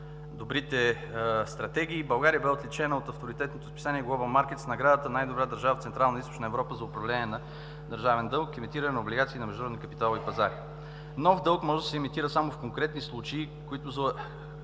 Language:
Bulgarian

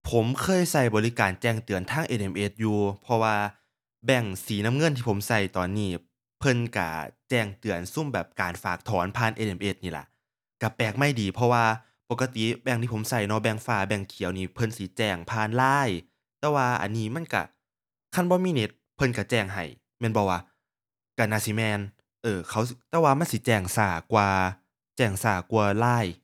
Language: Thai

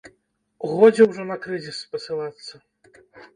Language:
Belarusian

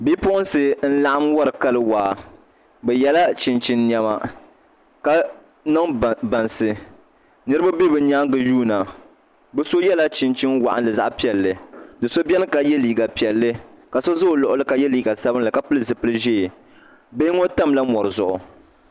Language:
Dagbani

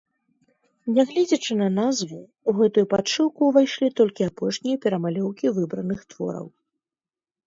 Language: Belarusian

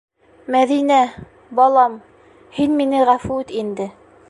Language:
Bashkir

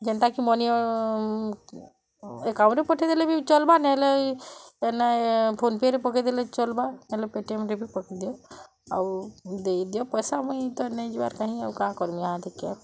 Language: Odia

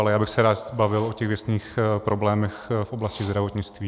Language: Czech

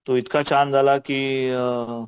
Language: Marathi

